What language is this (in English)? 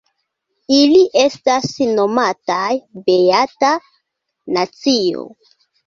Esperanto